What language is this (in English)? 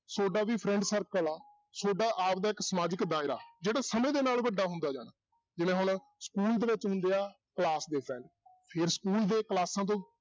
Punjabi